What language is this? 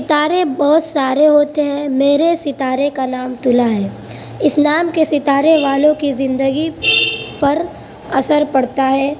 Urdu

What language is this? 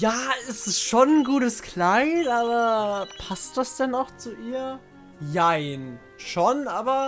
German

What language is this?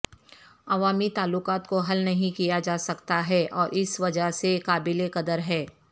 Urdu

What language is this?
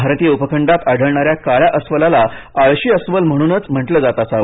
Marathi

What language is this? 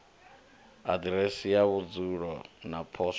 Venda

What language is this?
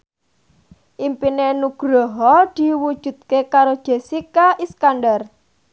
Javanese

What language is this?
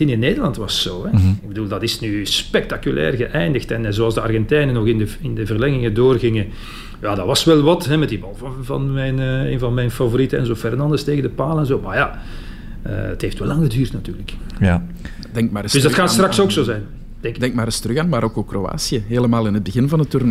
Dutch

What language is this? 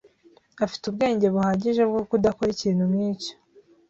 Kinyarwanda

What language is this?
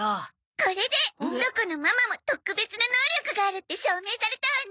Japanese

